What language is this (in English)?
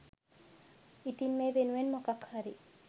Sinhala